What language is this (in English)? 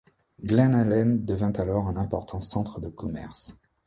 French